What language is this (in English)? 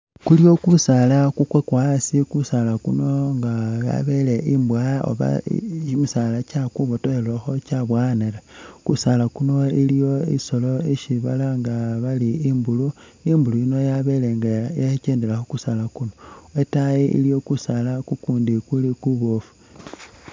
Masaaba